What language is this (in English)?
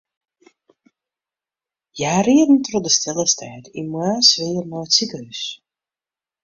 Western Frisian